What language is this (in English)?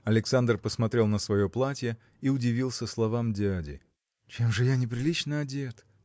Russian